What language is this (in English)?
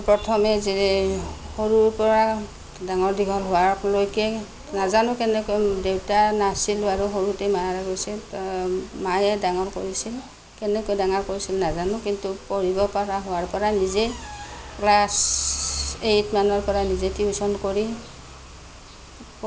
Assamese